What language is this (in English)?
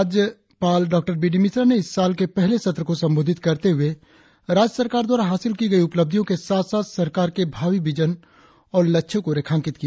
Hindi